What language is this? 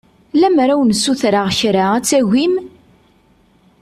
Kabyle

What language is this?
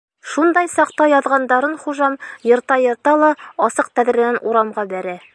Bashkir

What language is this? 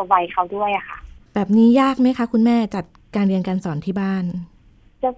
Thai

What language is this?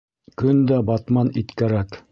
Bashkir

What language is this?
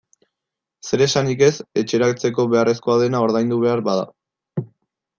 Basque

